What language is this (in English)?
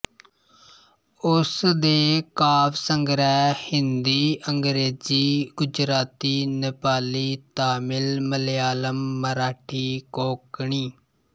Punjabi